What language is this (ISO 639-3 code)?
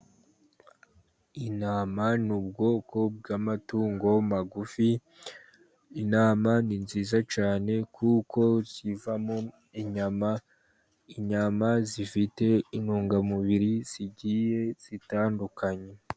kin